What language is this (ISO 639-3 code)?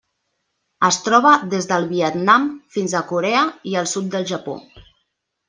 cat